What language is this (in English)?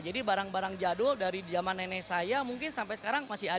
Indonesian